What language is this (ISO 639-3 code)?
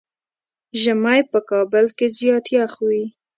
pus